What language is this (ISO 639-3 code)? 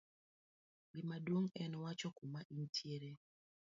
luo